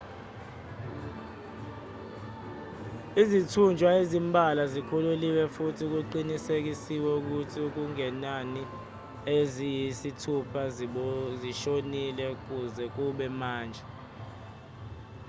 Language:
Zulu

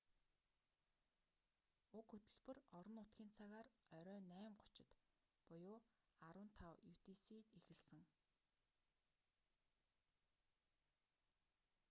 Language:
Mongolian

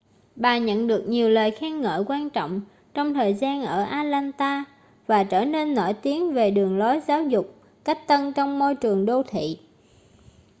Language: Vietnamese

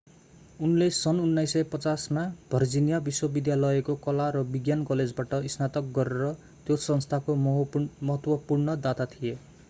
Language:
Nepali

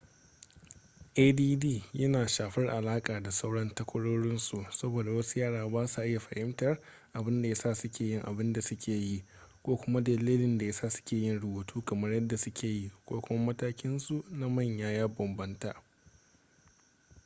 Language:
Hausa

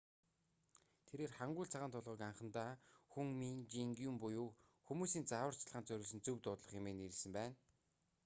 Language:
Mongolian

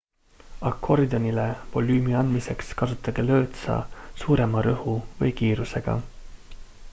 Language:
Estonian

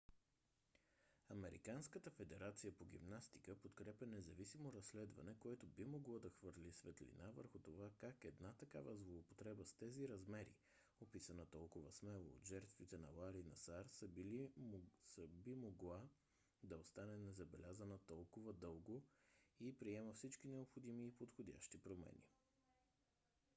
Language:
Bulgarian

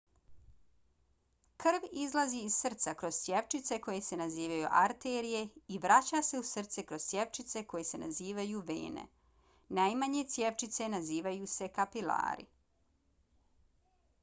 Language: Bosnian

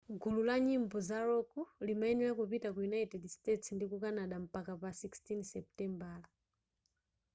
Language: Nyanja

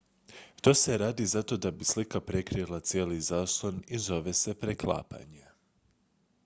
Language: Croatian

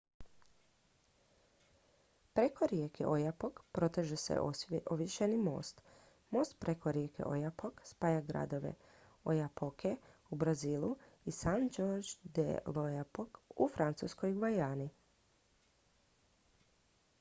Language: Croatian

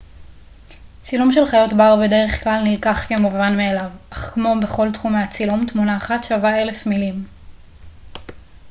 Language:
Hebrew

